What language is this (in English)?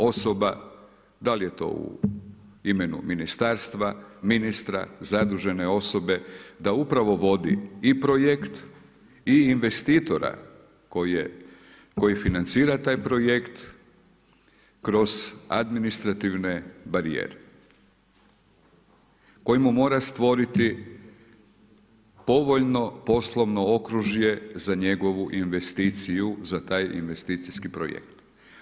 Croatian